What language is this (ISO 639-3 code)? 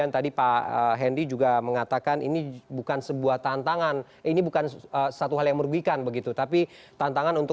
ind